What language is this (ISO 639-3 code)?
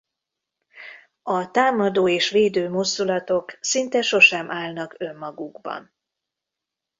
hun